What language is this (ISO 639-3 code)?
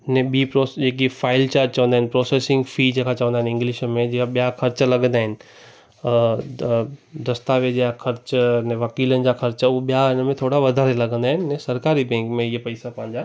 snd